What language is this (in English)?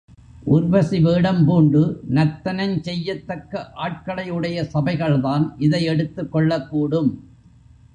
Tamil